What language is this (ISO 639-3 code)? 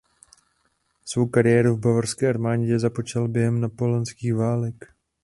ces